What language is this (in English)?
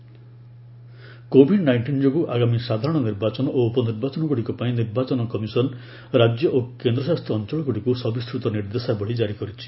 Odia